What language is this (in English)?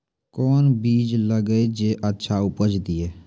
Maithili